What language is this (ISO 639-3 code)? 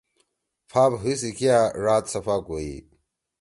trw